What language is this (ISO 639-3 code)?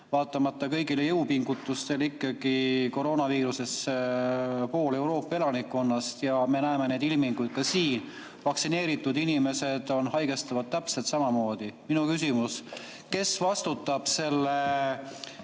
est